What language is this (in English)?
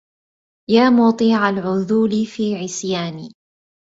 Arabic